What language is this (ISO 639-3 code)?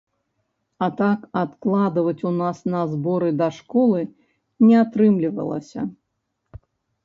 bel